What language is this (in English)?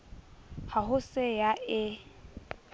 Southern Sotho